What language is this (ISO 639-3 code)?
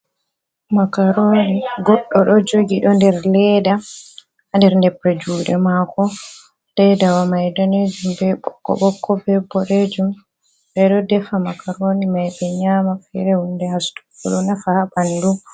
ful